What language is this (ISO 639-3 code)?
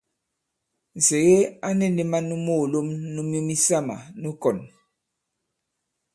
abb